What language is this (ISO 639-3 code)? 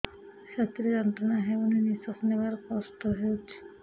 ori